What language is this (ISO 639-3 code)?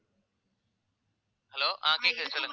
tam